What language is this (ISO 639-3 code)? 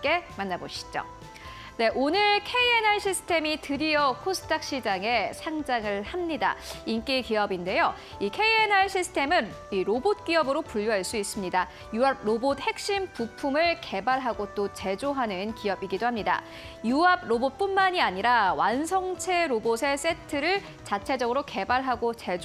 kor